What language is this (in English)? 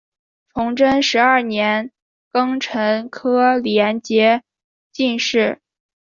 Chinese